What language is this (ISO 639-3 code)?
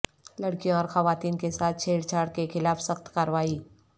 urd